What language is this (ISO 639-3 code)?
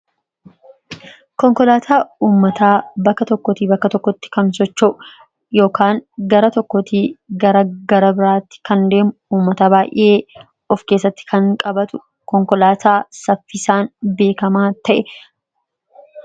orm